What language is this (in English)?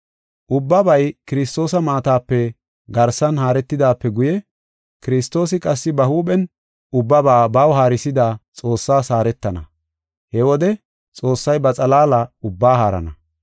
Gofa